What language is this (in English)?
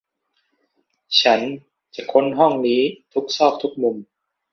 Thai